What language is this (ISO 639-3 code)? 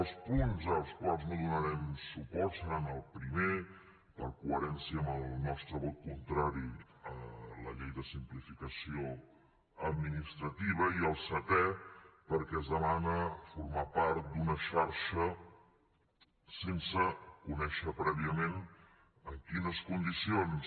cat